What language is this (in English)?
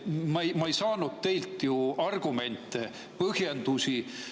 Estonian